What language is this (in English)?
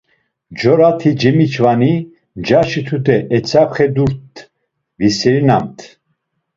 Laz